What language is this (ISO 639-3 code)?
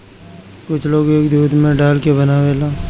bho